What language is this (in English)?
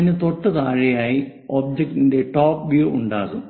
Malayalam